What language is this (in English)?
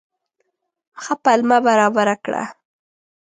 Pashto